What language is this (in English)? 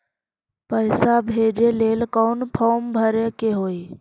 Magahi